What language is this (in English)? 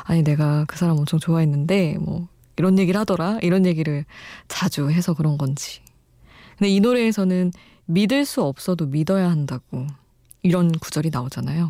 Korean